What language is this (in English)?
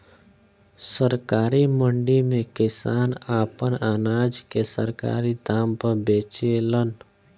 Bhojpuri